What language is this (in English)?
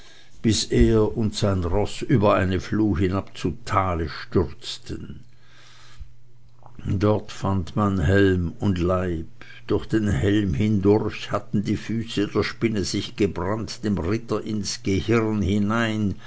German